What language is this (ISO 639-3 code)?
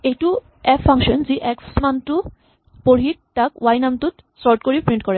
asm